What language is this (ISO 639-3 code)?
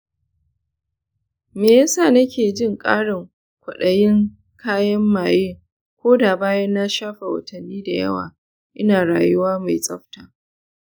hau